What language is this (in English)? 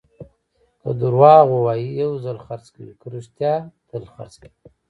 Pashto